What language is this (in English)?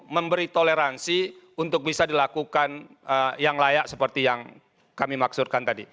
Indonesian